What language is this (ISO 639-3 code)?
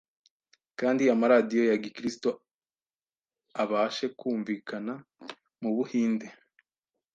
kin